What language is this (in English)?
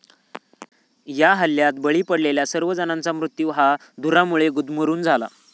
Marathi